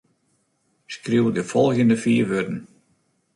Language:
Western Frisian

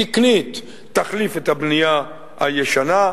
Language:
Hebrew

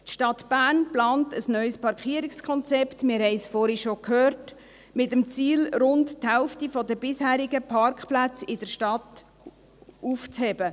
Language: Swiss German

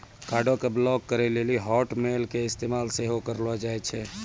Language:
Maithili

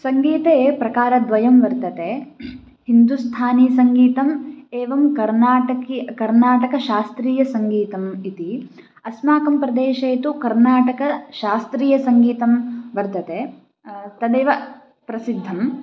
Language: Sanskrit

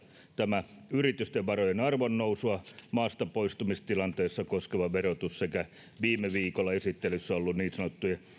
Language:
Finnish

